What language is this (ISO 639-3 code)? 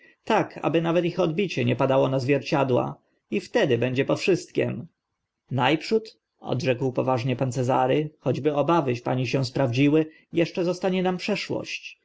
pol